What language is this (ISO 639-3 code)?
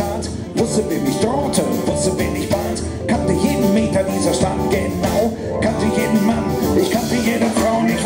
ell